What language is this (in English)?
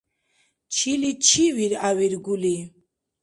Dargwa